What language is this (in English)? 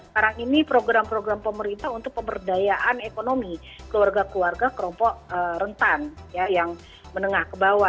Indonesian